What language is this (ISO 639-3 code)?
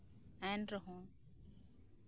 sat